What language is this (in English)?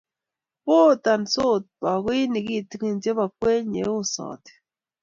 Kalenjin